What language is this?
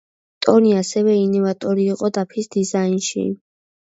Georgian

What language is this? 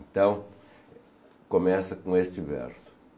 Portuguese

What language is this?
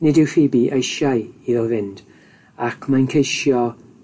Welsh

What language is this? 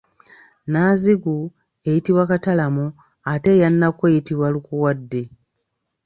Ganda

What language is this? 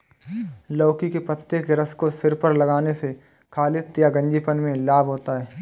Hindi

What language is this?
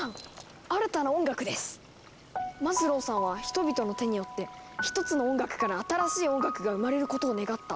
Japanese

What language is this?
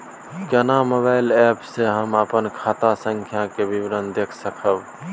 Maithili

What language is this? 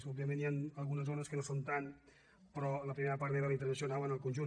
Catalan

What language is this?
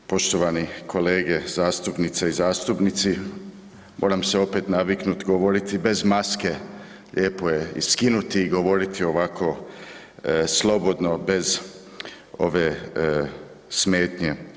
Croatian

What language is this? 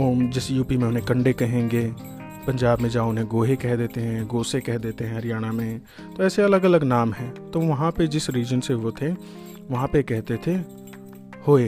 Hindi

